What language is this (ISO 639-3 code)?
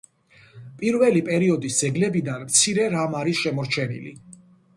kat